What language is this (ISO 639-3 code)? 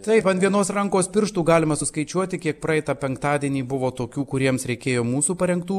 lit